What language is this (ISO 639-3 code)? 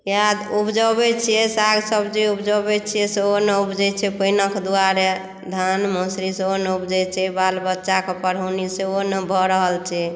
mai